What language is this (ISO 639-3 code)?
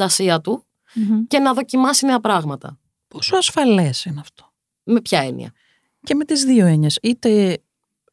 ell